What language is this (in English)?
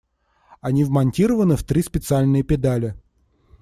Russian